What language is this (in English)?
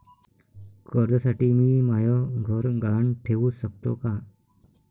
Marathi